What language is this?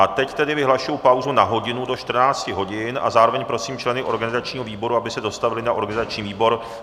Czech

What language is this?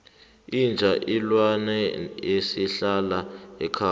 South Ndebele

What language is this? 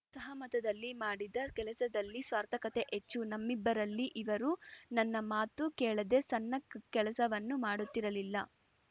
Kannada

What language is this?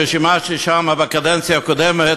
Hebrew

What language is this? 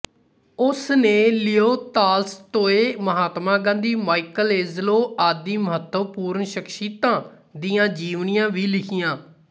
Punjabi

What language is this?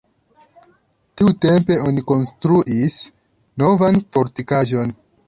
Esperanto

